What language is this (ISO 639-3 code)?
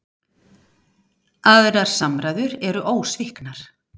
isl